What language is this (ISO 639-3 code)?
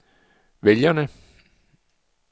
dan